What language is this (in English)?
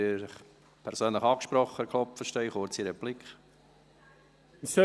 Swiss German